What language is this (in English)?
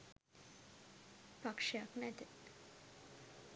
Sinhala